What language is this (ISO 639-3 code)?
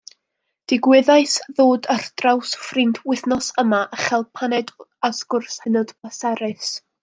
cym